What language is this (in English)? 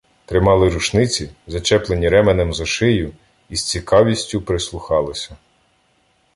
Ukrainian